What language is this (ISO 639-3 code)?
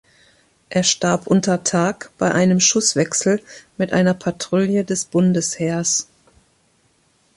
deu